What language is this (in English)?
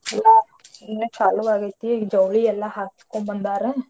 Kannada